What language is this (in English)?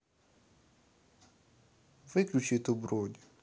Russian